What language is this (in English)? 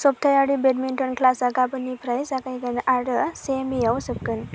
Bodo